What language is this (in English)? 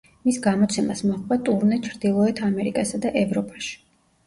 Georgian